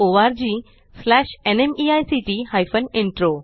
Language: Marathi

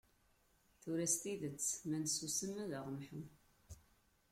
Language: Kabyle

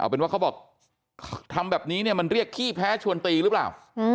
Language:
Thai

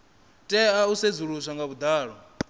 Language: Venda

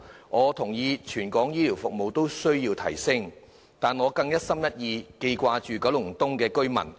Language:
Cantonese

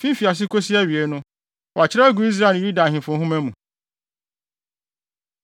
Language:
Akan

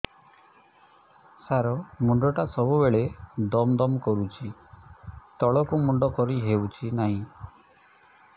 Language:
Odia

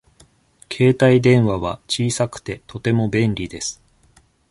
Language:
Japanese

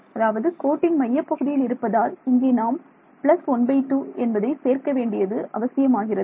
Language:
Tamil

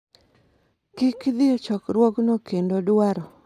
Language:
Luo (Kenya and Tanzania)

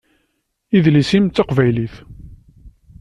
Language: Kabyle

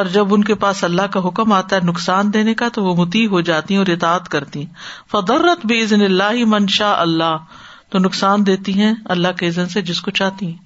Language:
Urdu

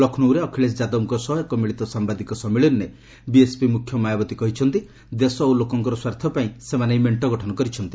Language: Odia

